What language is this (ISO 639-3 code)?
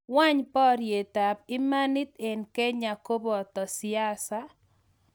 kln